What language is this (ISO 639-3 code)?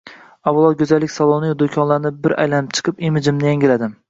uzb